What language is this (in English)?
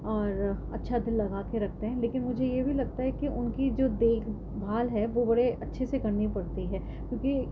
Urdu